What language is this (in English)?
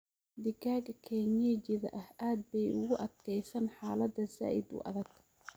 Somali